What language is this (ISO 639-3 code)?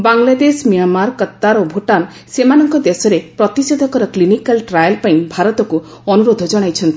ori